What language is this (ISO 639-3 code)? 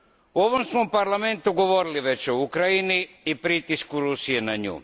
hrv